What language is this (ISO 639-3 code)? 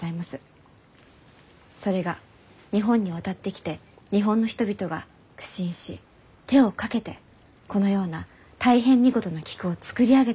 jpn